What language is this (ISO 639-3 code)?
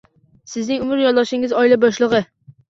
uzb